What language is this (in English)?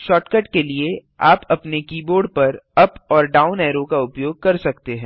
Hindi